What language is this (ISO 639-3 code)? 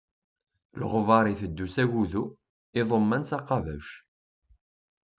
kab